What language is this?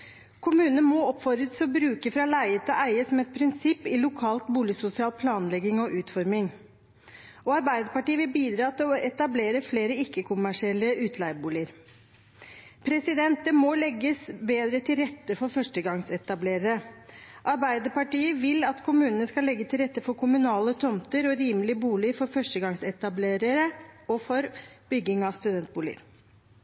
Norwegian Bokmål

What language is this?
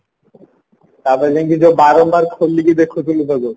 Odia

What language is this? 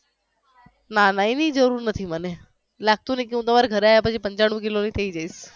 Gujarati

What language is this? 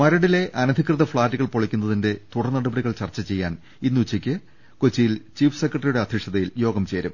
Malayalam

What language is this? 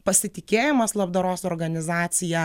Lithuanian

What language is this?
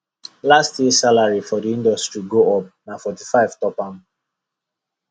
Nigerian Pidgin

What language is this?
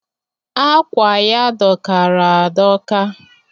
Igbo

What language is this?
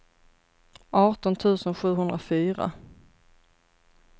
Swedish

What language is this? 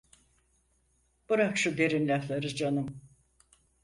Turkish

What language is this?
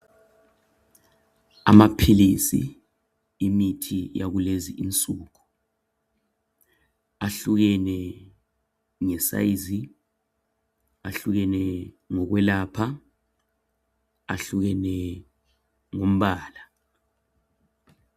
North Ndebele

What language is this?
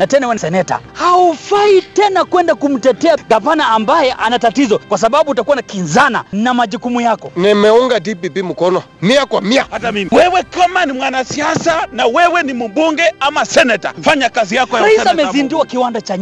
Swahili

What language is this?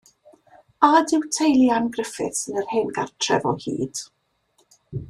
Welsh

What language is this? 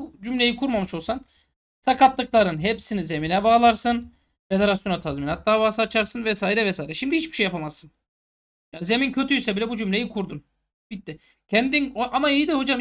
Turkish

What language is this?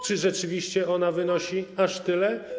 Polish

